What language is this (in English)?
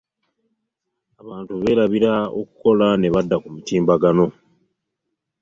Ganda